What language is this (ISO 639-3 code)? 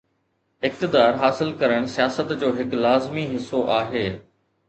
snd